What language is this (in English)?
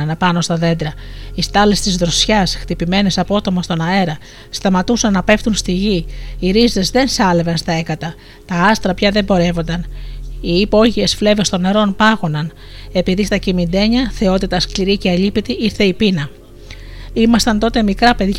Greek